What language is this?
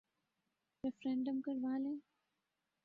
Urdu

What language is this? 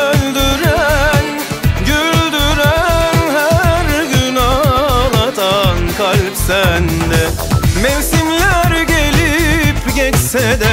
Turkish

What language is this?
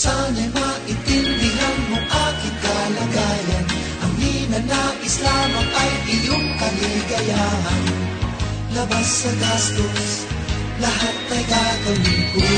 Filipino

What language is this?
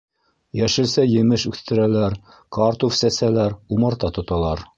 Bashkir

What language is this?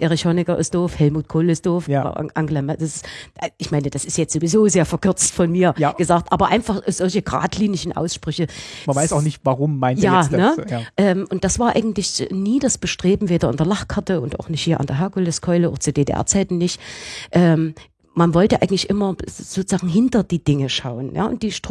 German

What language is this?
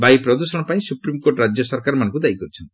Odia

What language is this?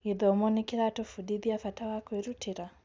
Kikuyu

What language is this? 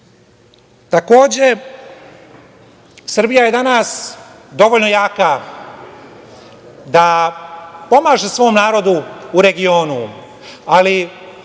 Serbian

